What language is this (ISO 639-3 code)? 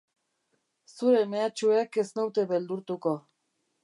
eus